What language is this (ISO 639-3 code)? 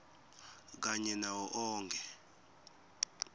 ssw